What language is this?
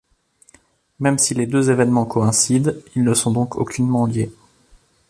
French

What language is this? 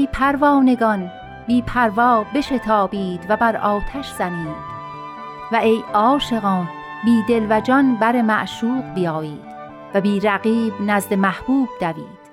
Persian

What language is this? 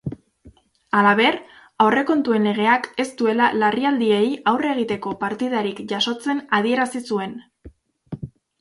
Basque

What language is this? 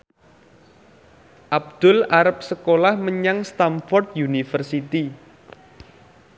Javanese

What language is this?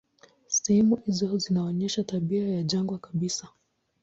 Swahili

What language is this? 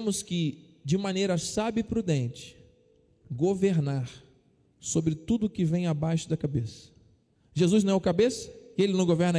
Portuguese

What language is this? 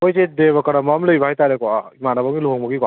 Manipuri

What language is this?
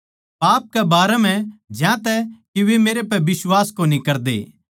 Haryanvi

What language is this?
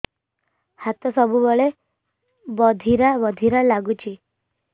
Odia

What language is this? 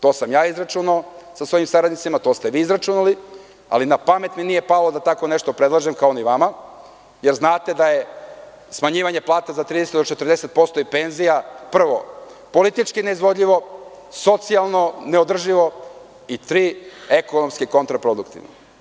Serbian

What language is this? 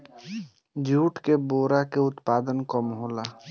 Bhojpuri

